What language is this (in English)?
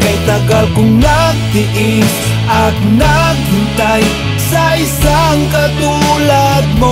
Filipino